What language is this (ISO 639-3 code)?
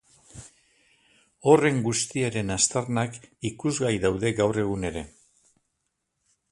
eus